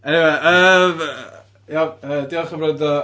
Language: Welsh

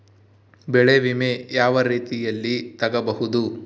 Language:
Kannada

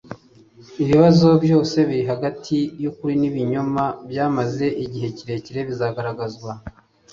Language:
Kinyarwanda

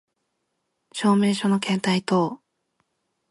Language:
Japanese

